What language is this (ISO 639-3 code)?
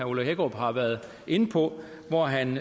dan